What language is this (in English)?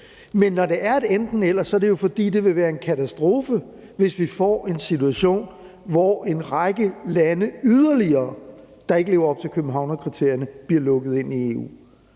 Danish